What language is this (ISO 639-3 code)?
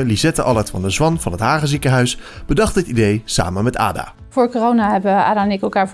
nld